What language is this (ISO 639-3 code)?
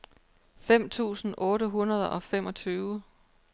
dan